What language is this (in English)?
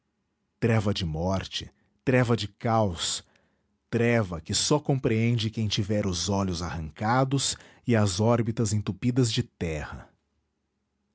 Portuguese